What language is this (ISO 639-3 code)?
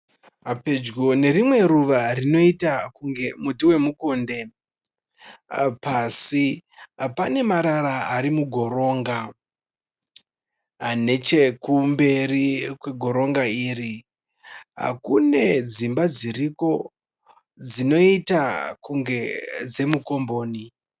sna